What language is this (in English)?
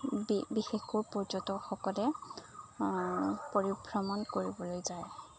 Assamese